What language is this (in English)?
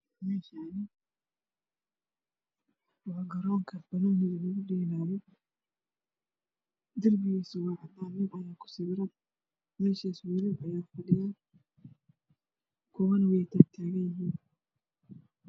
Somali